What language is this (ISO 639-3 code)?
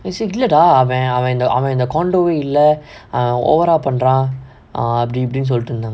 eng